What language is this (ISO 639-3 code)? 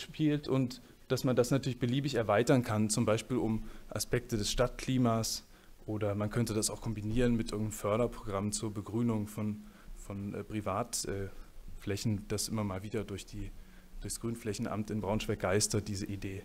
deu